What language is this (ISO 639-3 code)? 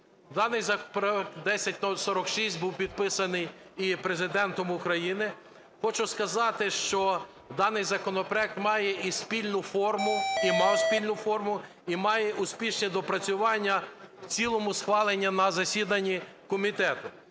ukr